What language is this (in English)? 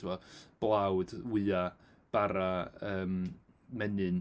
Welsh